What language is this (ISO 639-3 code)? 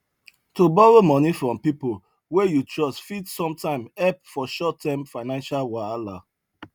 pcm